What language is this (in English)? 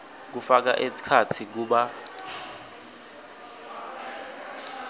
Swati